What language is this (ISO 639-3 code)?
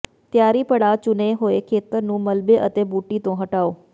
pan